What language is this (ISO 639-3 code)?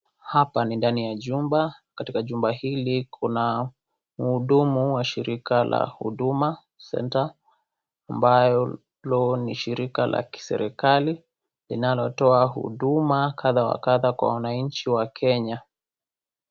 swa